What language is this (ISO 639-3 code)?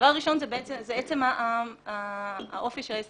heb